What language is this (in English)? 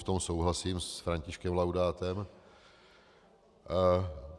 Czech